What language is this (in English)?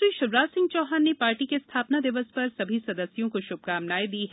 Hindi